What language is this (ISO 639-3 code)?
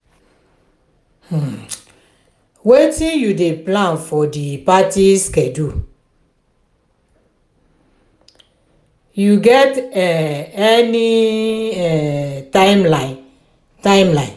pcm